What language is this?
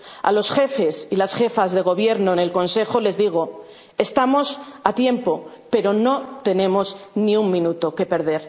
Spanish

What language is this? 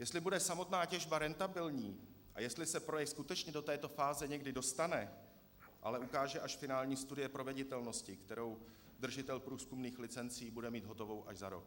Czech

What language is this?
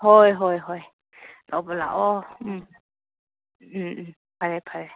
Manipuri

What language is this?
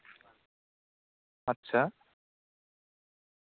Santali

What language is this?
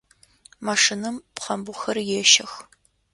Adyghe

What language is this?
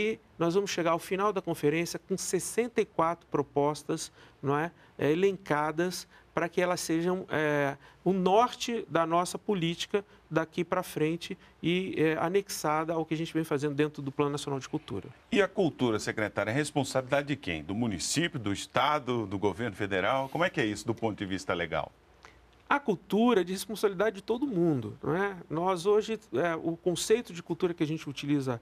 Portuguese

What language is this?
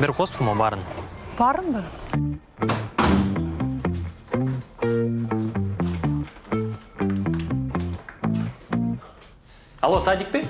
Russian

